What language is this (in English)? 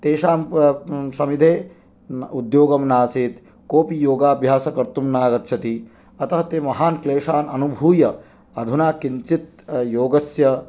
Sanskrit